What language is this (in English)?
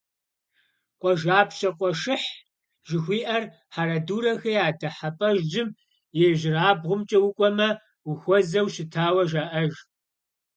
Kabardian